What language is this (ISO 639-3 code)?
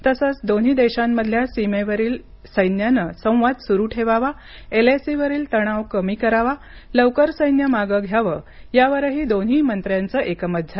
mar